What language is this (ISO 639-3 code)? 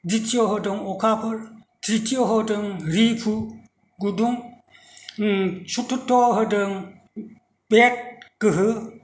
brx